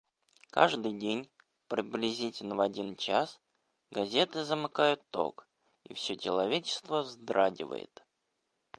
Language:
Russian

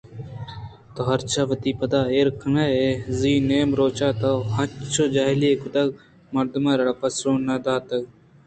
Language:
Eastern Balochi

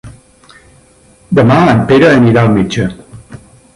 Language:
Catalan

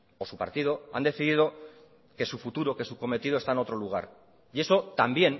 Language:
Spanish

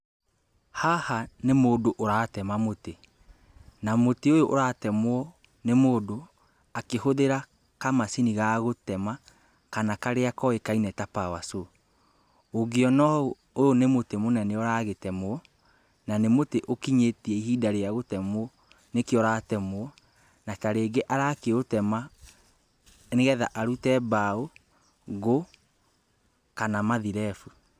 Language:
Kikuyu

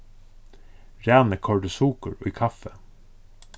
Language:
Faroese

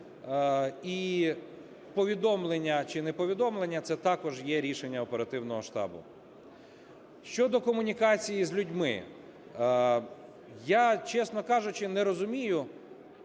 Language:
Ukrainian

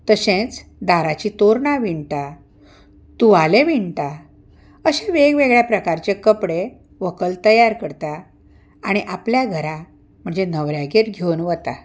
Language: Konkani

